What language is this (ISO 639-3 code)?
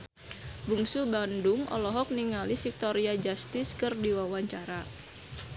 sun